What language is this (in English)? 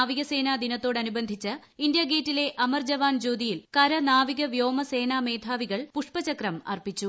Malayalam